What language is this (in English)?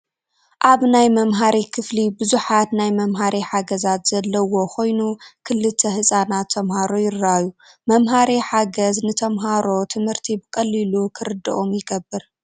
Tigrinya